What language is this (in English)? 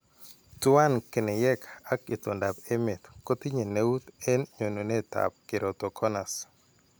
Kalenjin